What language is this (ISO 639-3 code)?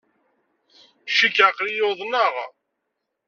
kab